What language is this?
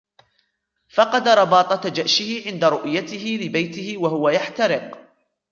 Arabic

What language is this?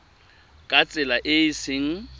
Tswana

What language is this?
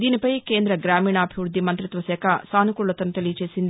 Telugu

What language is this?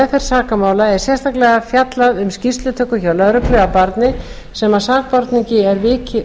Icelandic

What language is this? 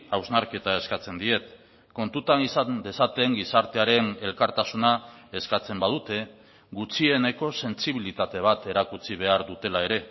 Basque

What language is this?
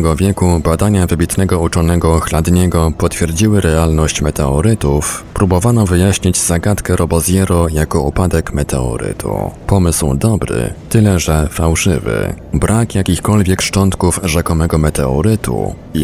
Polish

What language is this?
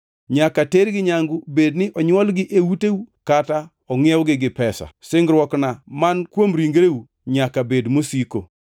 Luo (Kenya and Tanzania)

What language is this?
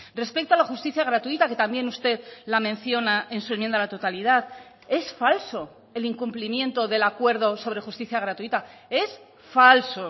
Spanish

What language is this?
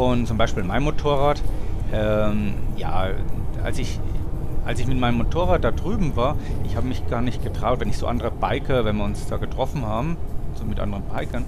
German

